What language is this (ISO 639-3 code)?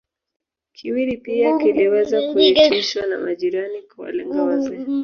swa